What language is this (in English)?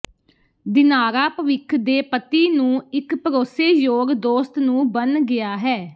Punjabi